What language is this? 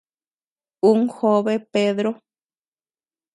Tepeuxila Cuicatec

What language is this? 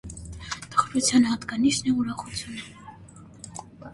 Armenian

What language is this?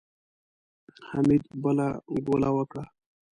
Pashto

